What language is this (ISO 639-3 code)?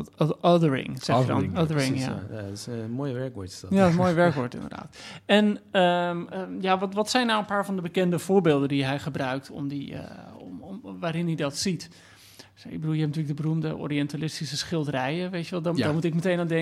nld